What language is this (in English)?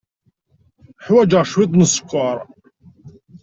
Kabyle